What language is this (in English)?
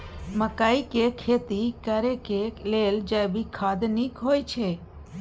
Maithili